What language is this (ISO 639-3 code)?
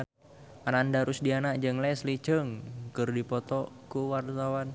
sun